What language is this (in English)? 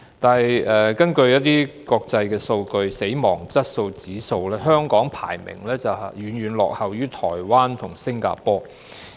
Cantonese